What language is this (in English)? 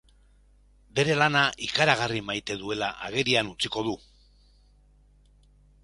Basque